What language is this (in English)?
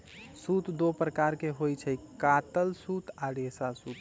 Magahi